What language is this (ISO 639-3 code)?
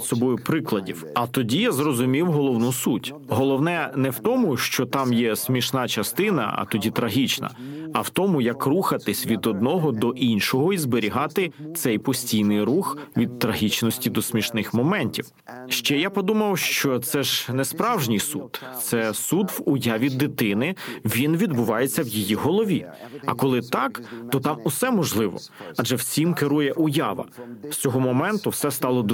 ukr